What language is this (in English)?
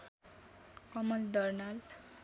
Nepali